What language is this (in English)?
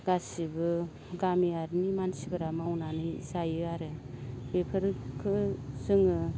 Bodo